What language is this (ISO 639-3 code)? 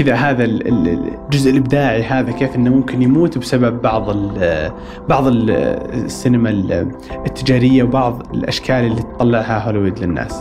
ara